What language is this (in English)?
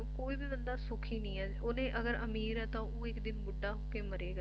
Punjabi